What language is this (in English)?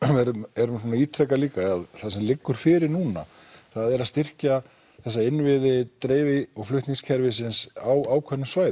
Icelandic